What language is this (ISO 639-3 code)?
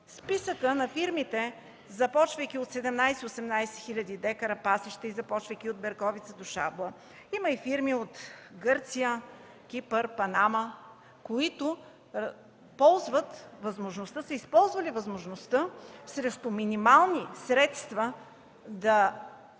bul